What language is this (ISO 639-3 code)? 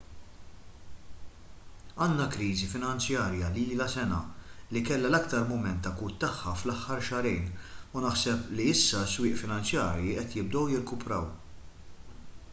mlt